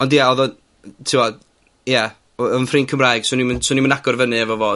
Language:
Welsh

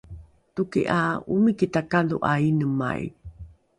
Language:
Rukai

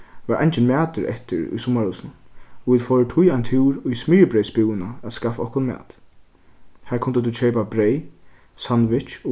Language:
Faroese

